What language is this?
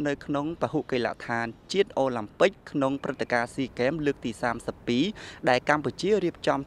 Thai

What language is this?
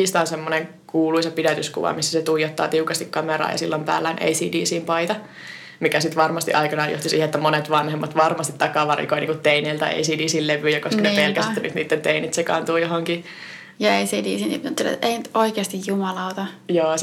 Finnish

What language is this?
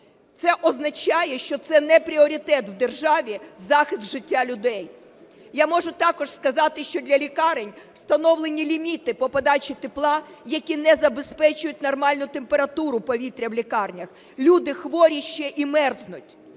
Ukrainian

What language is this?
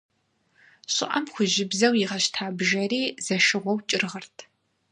Kabardian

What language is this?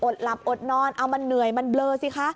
Thai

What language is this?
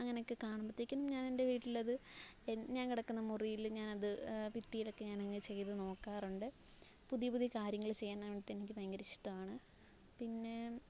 Malayalam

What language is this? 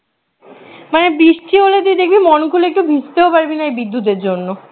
Bangla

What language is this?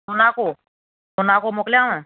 Sindhi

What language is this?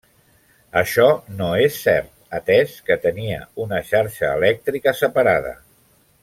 Catalan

